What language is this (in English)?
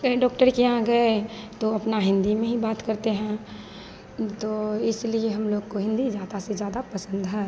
Hindi